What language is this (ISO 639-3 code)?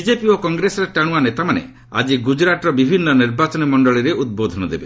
ori